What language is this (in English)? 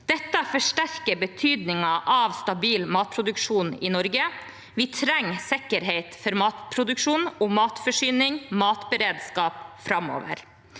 Norwegian